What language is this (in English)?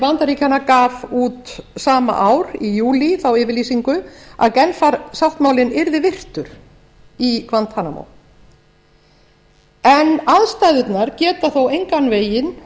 Icelandic